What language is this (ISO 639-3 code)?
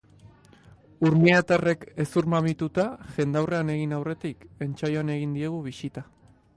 eus